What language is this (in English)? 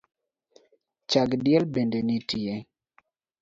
Luo (Kenya and Tanzania)